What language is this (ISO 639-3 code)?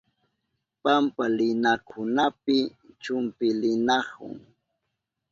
qup